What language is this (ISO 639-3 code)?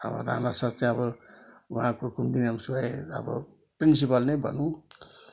nep